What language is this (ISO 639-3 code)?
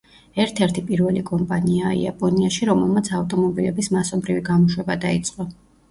kat